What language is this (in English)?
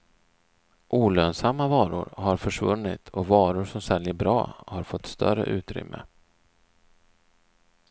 Swedish